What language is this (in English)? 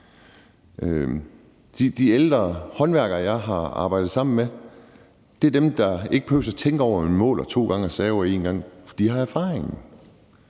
Danish